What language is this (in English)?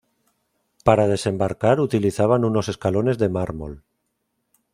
Spanish